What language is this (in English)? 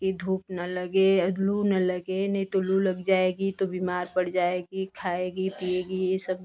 Hindi